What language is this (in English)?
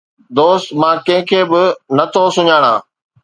Sindhi